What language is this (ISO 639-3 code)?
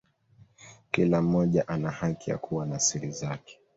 swa